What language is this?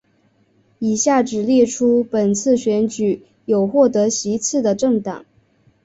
Chinese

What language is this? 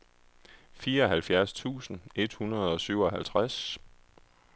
Danish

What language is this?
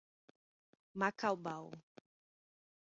Portuguese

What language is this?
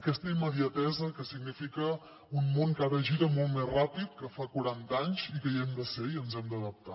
Catalan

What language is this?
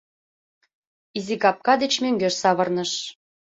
Mari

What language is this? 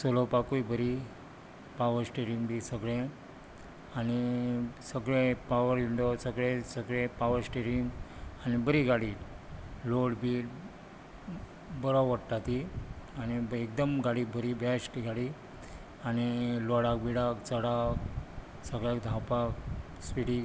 Konkani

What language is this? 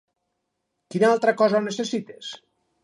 Catalan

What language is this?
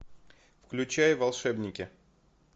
Russian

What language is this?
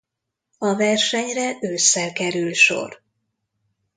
Hungarian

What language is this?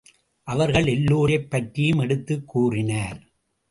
Tamil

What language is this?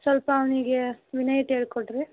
Kannada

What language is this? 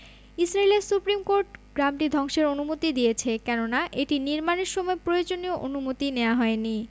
Bangla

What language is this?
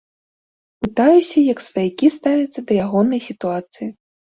Belarusian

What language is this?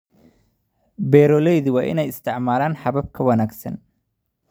Somali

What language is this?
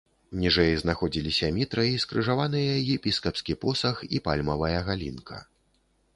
Belarusian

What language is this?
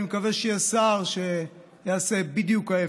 Hebrew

